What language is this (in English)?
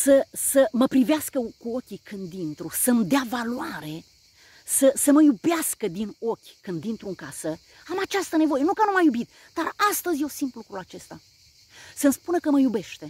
Romanian